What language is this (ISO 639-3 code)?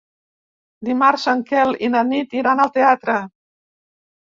cat